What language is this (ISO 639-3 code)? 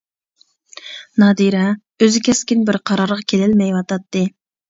uig